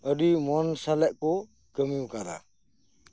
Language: Santali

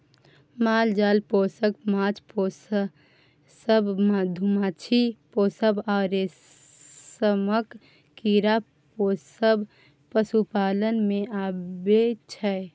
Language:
Maithili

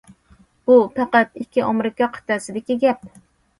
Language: Uyghur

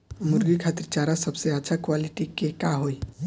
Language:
Bhojpuri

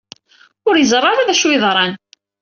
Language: Kabyle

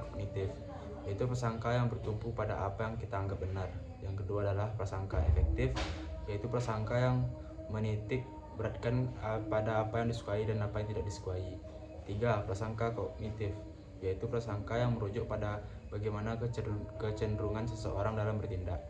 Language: Indonesian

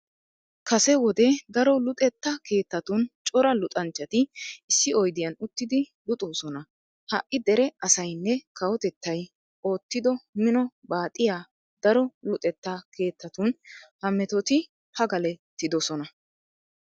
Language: Wolaytta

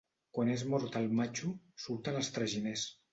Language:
Catalan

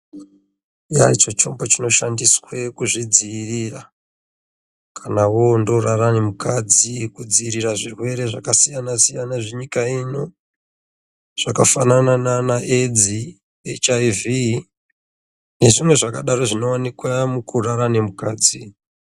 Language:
Ndau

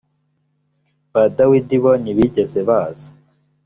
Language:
Kinyarwanda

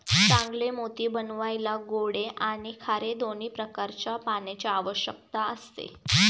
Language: Marathi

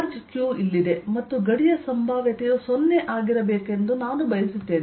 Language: Kannada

